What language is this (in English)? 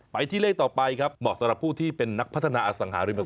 Thai